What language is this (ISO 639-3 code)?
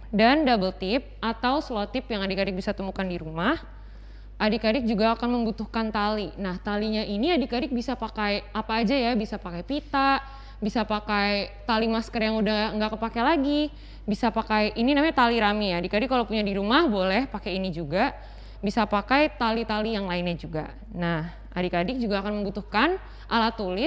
ind